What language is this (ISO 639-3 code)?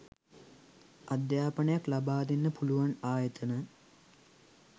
sin